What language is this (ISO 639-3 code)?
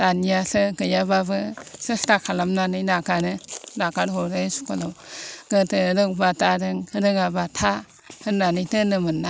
brx